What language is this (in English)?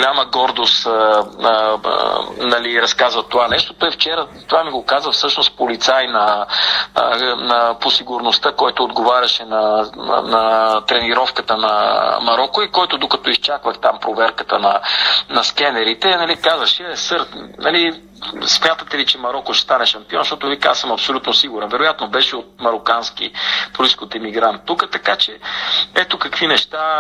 Bulgarian